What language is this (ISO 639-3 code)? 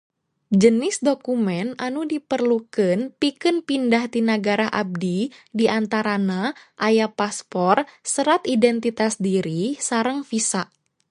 sun